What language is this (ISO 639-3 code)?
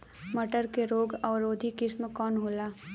bho